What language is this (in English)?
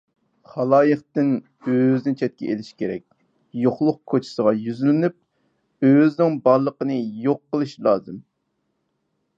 Uyghur